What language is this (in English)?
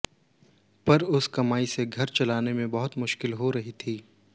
Hindi